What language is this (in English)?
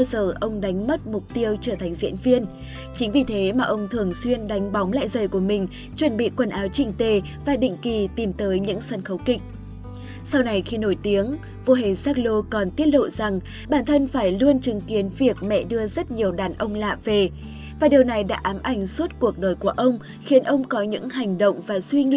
Vietnamese